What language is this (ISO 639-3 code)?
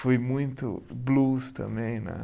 por